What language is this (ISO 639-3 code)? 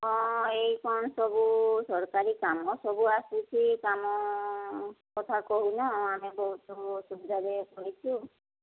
ori